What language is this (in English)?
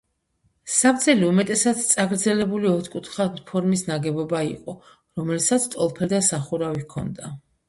Georgian